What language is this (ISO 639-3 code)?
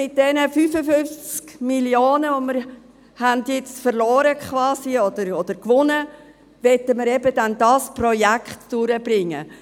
gsw